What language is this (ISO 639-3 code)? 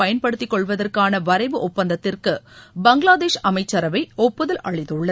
tam